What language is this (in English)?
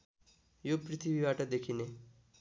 Nepali